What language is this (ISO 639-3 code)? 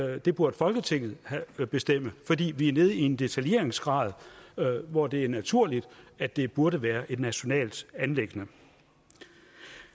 dan